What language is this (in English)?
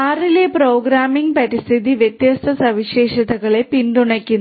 Malayalam